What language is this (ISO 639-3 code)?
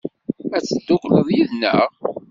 kab